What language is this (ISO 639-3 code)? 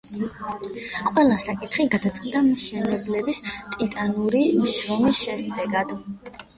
kat